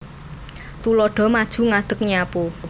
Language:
Javanese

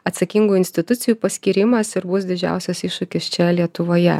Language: Lithuanian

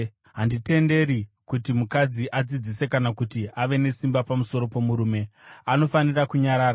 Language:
Shona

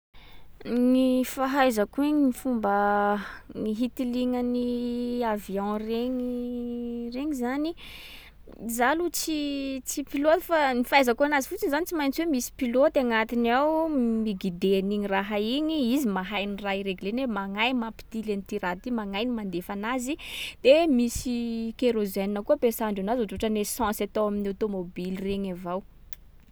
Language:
Sakalava Malagasy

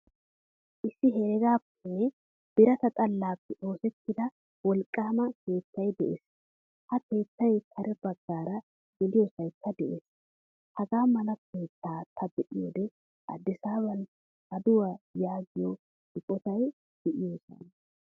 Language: Wolaytta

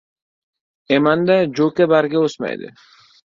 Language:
Uzbek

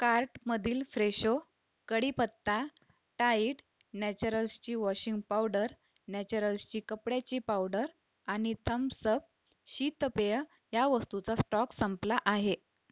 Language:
Marathi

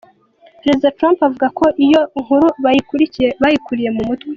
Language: Kinyarwanda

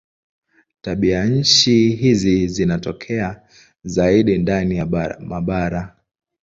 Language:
Swahili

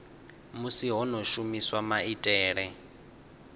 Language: Venda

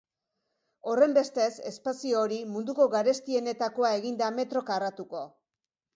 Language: Basque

